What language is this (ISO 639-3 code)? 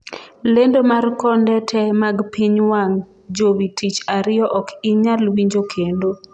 luo